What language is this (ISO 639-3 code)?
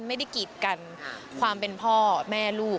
tha